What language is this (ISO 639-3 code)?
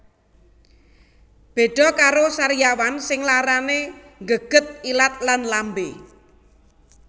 jav